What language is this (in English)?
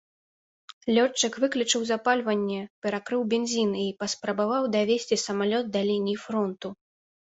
Belarusian